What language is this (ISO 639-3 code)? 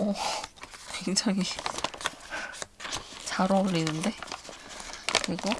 kor